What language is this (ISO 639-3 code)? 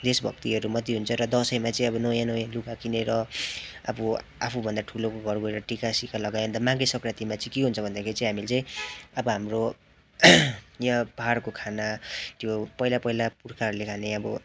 nep